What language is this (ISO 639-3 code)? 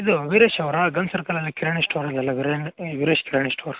kan